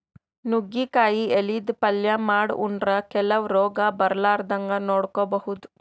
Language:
Kannada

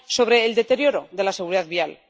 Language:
Spanish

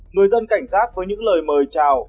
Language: Vietnamese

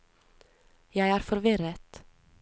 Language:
Norwegian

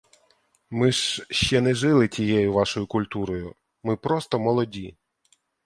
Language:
Ukrainian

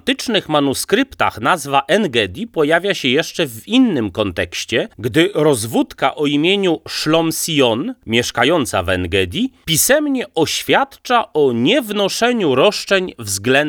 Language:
Polish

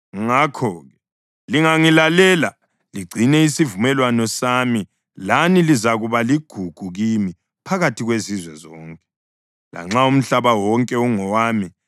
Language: North Ndebele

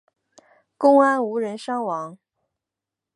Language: Chinese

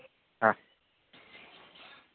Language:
Gujarati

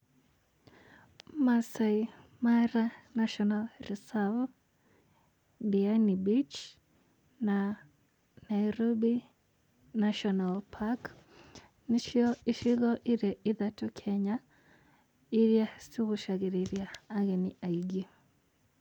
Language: Kikuyu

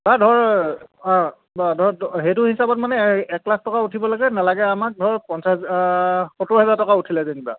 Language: Assamese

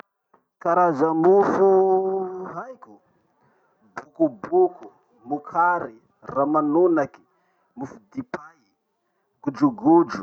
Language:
Masikoro Malagasy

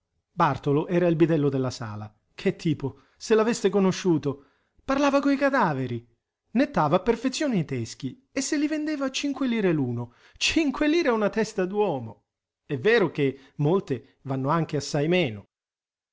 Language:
Italian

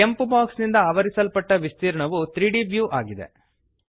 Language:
Kannada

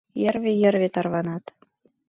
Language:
Mari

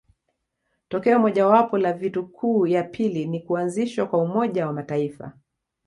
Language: Swahili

